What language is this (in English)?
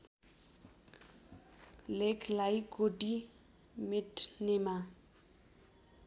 Nepali